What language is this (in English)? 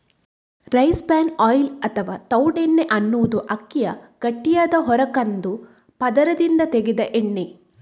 Kannada